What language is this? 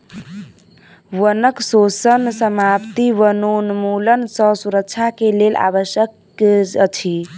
Maithili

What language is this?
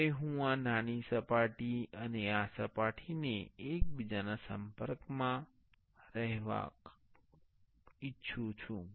Gujarati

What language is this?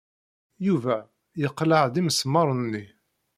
Kabyle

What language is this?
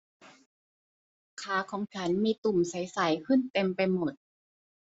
Thai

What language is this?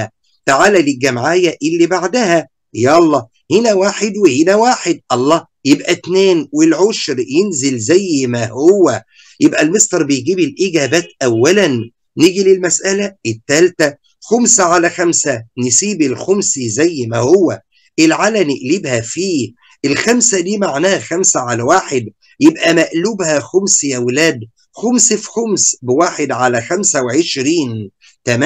Arabic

